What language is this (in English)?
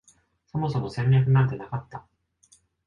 Japanese